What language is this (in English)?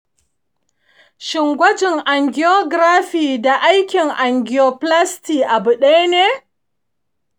Hausa